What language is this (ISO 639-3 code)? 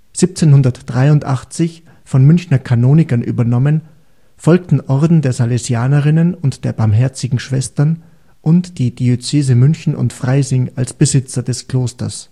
deu